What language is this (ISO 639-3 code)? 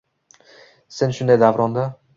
uzb